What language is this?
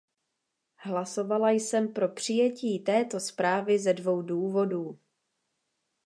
Czech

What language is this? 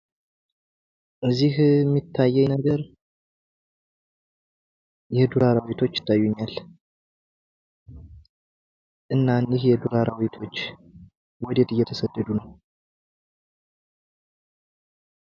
Amharic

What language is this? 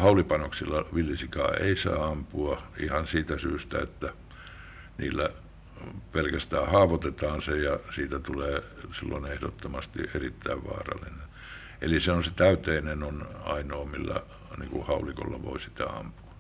Finnish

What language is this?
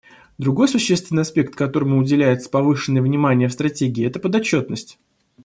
Russian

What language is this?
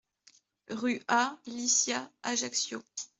French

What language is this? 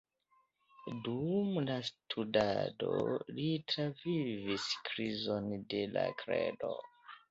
Esperanto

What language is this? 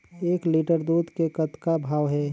Chhattisgarhi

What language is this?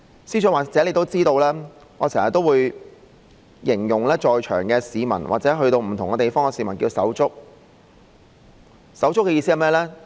Cantonese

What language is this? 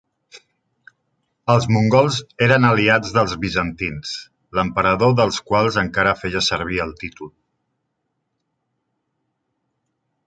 Catalan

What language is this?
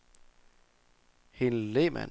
Danish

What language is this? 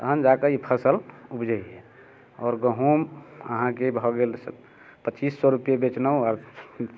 Maithili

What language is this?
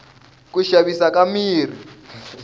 Tsonga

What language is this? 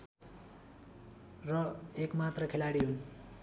Nepali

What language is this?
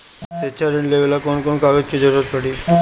Bhojpuri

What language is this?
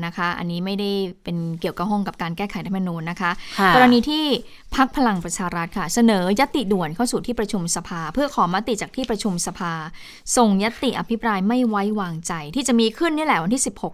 Thai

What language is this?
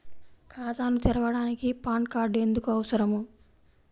Telugu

